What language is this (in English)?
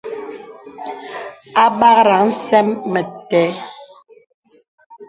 Bebele